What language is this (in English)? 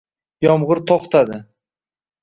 Uzbek